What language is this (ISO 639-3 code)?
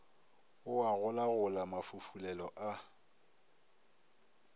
nso